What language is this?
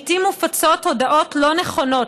Hebrew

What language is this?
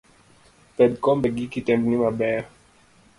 Luo (Kenya and Tanzania)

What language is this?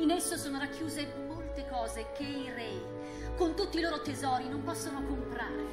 Italian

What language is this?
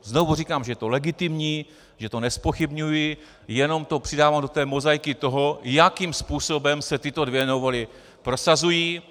Czech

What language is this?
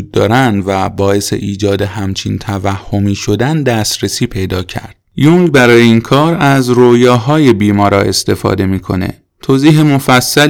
Persian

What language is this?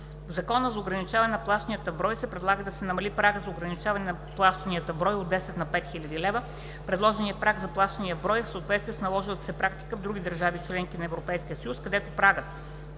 Bulgarian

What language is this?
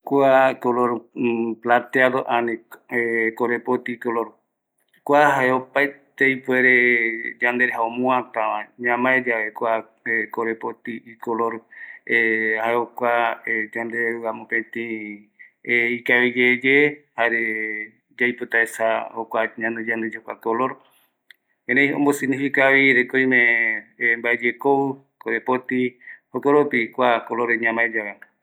Eastern Bolivian Guaraní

